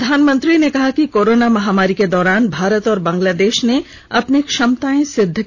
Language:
Hindi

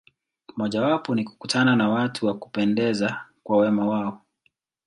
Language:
Swahili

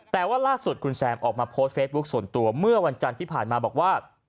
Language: Thai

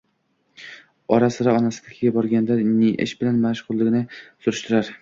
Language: Uzbek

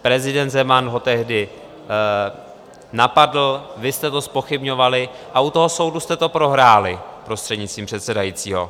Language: Czech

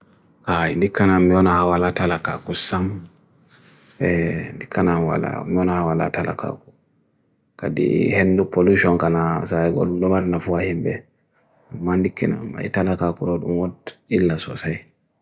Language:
Bagirmi Fulfulde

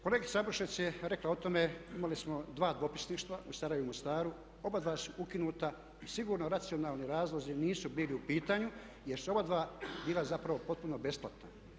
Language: Croatian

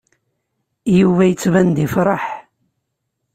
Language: Kabyle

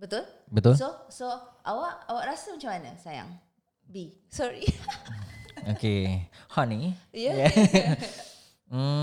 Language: Malay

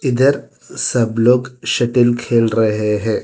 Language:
Hindi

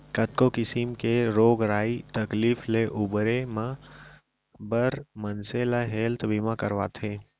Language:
Chhattisgarhi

